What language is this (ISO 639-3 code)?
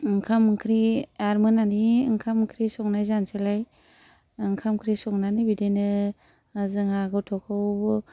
brx